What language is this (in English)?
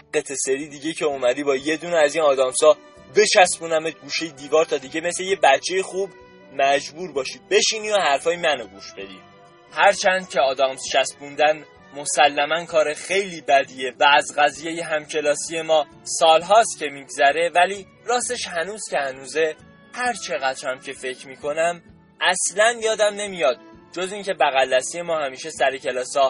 Persian